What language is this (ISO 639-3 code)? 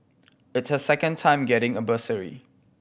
eng